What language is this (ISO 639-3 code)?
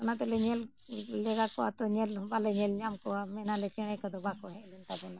sat